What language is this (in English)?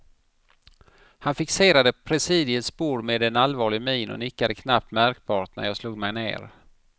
Swedish